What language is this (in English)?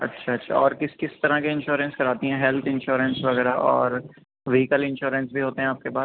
Urdu